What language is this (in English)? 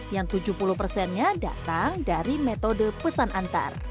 Indonesian